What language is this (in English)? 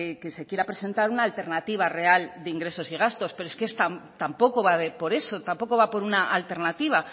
Spanish